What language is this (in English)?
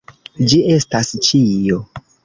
Esperanto